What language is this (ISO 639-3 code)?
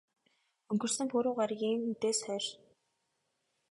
mon